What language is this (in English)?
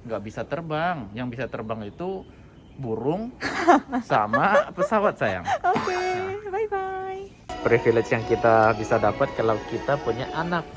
Indonesian